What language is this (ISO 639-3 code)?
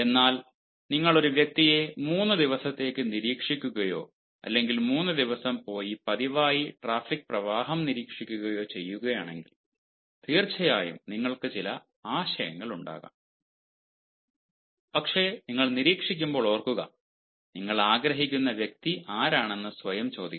mal